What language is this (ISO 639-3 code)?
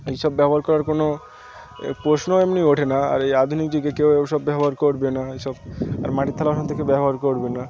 ben